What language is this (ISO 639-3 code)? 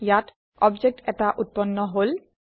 asm